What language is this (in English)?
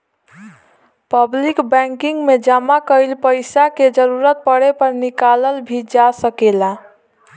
Bhojpuri